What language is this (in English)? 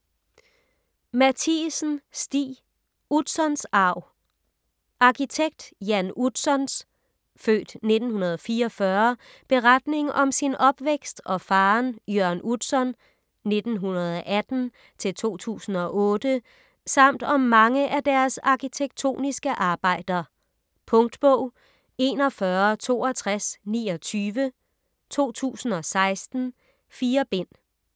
Danish